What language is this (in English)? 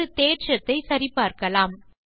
Tamil